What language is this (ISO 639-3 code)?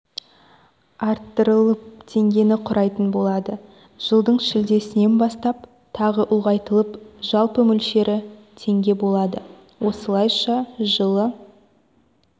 kaz